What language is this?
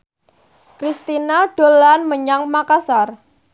Javanese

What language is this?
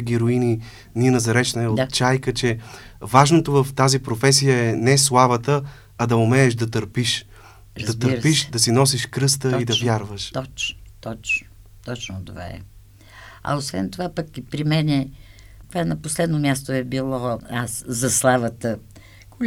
Bulgarian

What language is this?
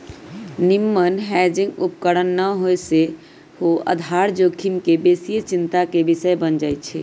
Magahi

